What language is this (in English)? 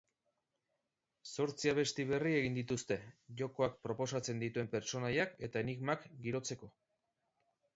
Basque